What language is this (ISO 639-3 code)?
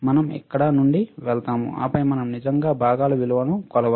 tel